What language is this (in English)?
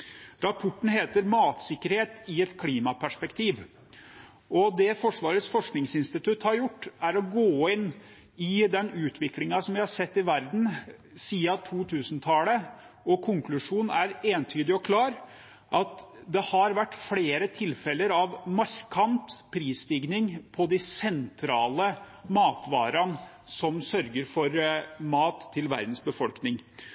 Norwegian Bokmål